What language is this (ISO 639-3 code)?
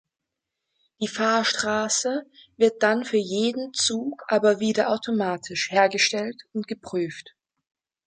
deu